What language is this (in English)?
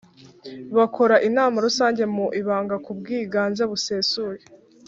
Kinyarwanda